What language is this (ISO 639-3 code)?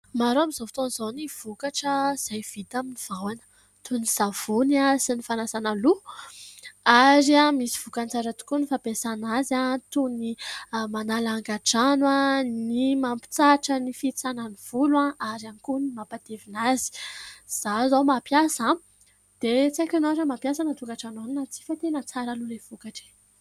mlg